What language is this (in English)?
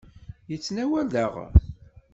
Kabyle